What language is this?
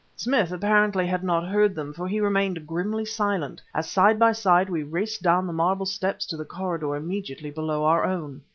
English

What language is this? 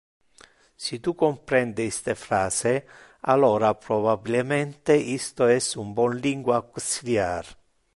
Interlingua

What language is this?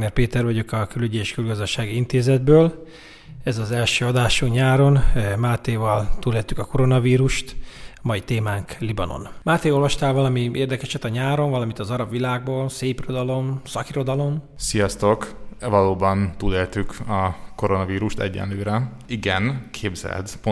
Hungarian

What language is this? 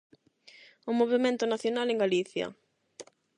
Galician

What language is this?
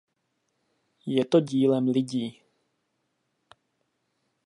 Czech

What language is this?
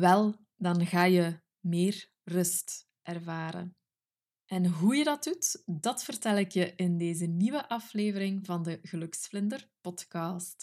Dutch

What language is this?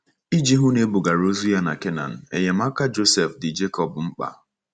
Igbo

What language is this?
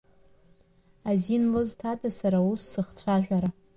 Abkhazian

